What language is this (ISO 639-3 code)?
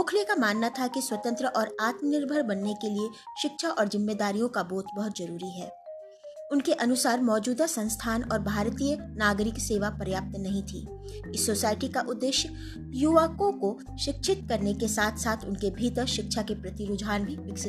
hin